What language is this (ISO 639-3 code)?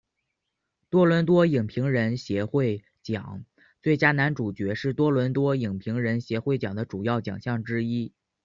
zho